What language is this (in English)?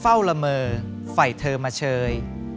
Thai